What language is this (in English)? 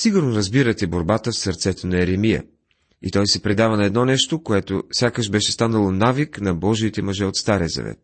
Bulgarian